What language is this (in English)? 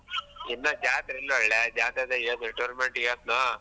Kannada